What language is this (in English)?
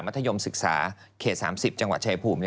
Thai